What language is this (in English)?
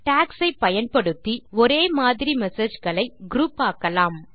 Tamil